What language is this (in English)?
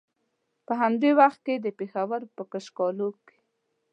Pashto